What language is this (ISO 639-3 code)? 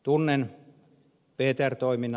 fin